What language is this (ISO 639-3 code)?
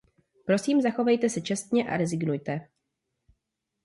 ces